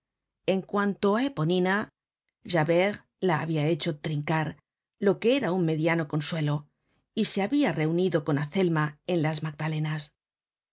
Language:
Spanish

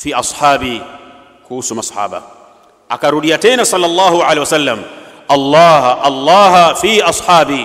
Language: Arabic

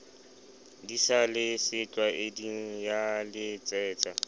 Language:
Southern Sotho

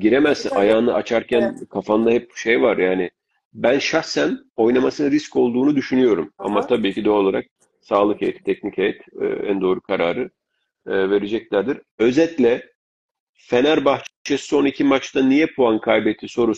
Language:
Turkish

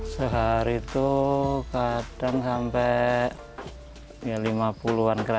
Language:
Indonesian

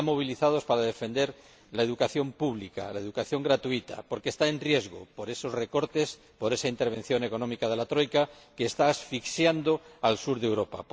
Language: Spanish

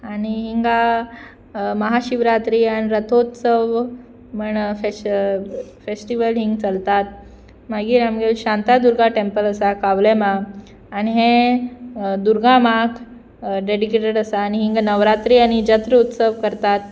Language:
Konkani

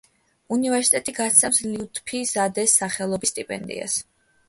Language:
Georgian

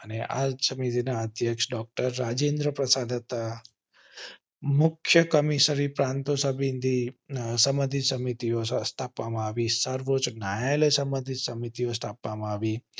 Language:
Gujarati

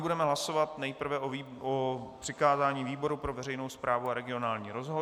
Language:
Czech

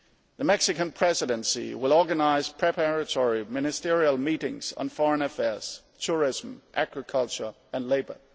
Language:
English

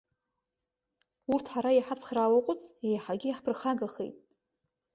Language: Abkhazian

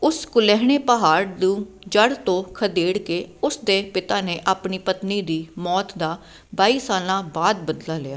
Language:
Punjabi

